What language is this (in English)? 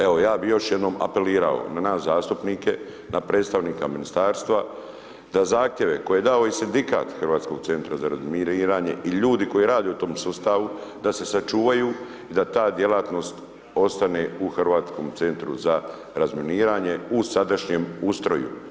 Croatian